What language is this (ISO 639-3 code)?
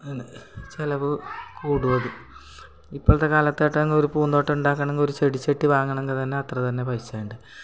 mal